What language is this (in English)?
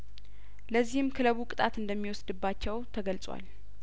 Amharic